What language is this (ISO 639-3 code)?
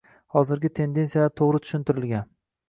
uzb